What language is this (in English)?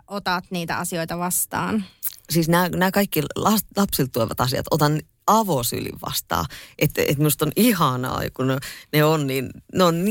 Finnish